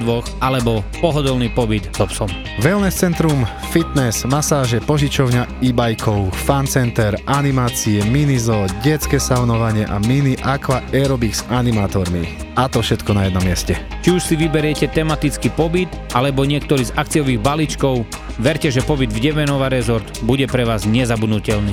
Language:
Slovak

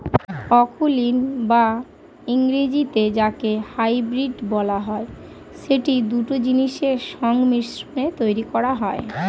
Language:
Bangla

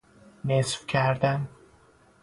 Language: Persian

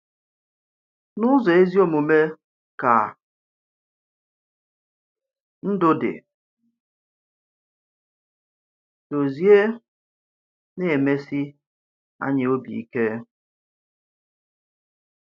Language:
Igbo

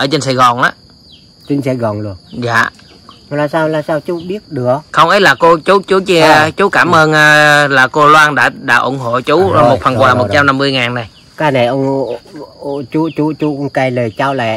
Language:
Vietnamese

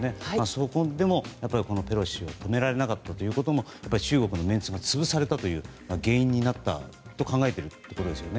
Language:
Japanese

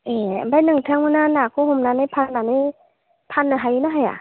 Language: Bodo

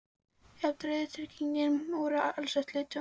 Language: Icelandic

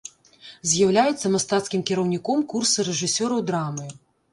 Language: Belarusian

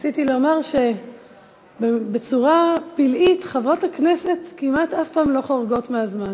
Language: Hebrew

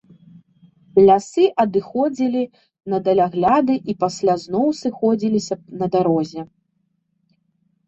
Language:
Belarusian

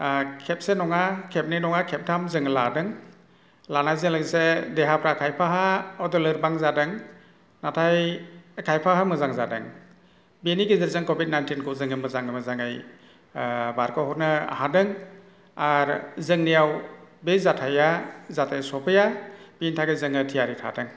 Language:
Bodo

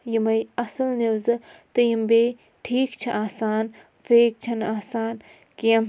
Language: Kashmiri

